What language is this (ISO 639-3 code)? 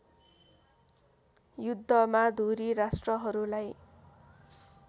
nep